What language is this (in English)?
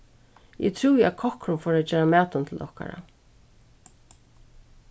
Faroese